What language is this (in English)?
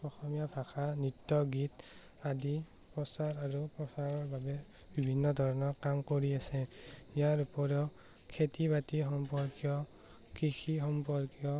Assamese